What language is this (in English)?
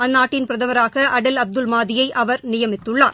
Tamil